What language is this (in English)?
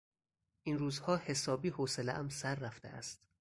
Persian